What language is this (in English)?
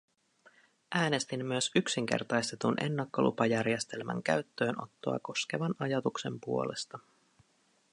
Finnish